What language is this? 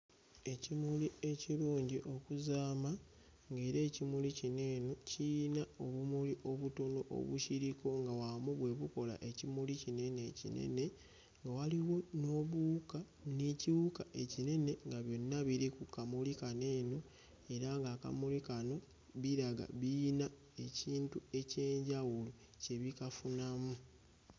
Ganda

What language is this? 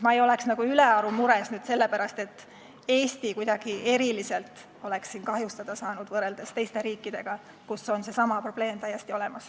Estonian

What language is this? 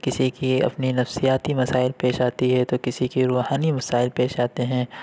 Urdu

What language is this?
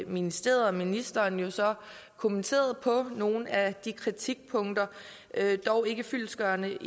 Danish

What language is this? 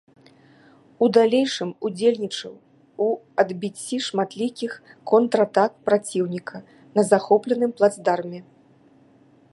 Belarusian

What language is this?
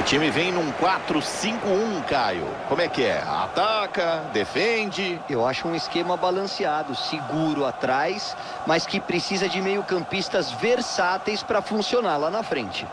Portuguese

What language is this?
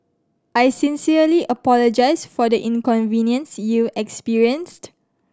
English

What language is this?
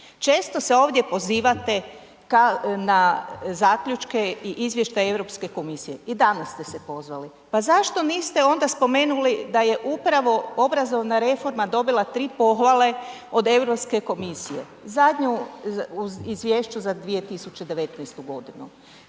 Croatian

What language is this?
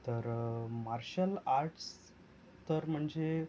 Marathi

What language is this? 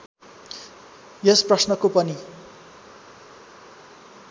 Nepali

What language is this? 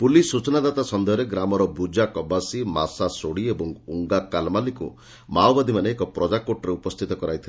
Odia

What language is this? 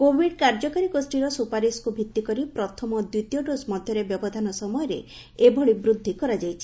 Odia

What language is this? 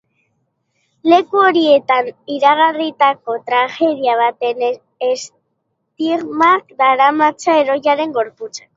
Basque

